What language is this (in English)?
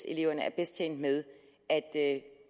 Danish